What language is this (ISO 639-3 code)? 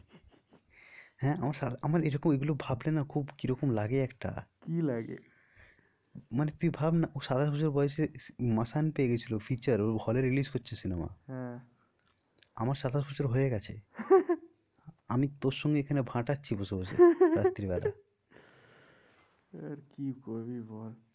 ben